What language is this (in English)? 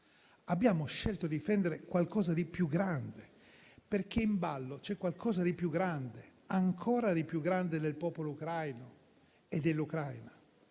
Italian